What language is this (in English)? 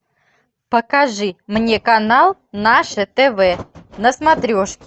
Russian